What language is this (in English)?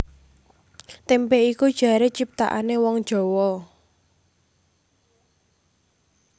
Javanese